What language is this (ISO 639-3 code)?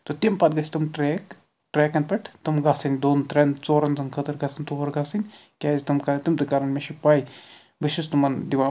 kas